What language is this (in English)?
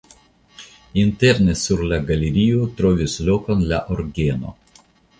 Esperanto